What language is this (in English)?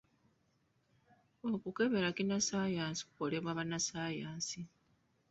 Ganda